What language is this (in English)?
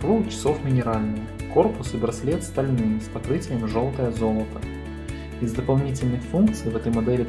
Russian